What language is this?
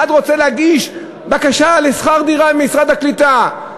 Hebrew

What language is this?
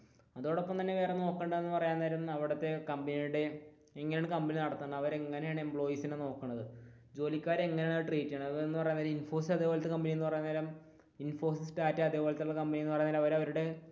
Malayalam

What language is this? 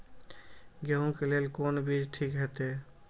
Maithili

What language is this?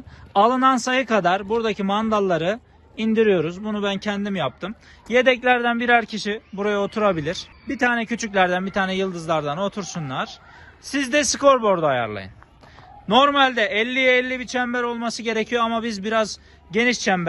Turkish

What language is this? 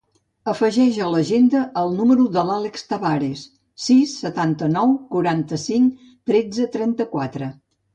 Catalan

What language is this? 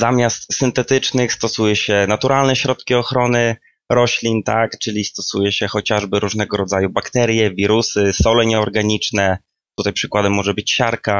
Polish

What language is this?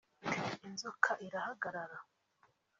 Kinyarwanda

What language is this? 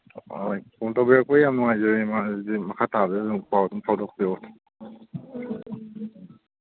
Manipuri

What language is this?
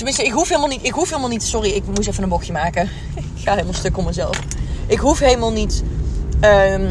Dutch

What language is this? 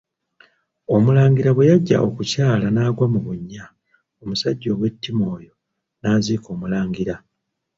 Ganda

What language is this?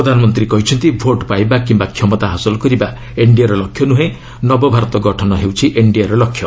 Odia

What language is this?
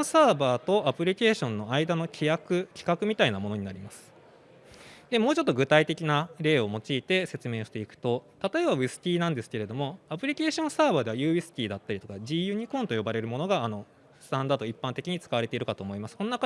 Japanese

